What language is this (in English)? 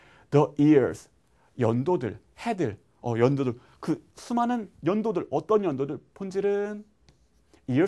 Korean